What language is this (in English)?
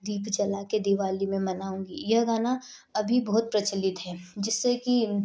Hindi